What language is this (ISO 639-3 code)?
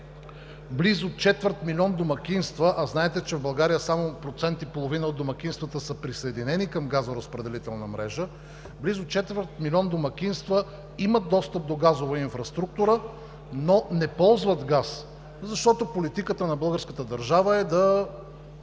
bul